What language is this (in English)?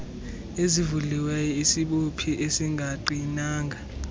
Xhosa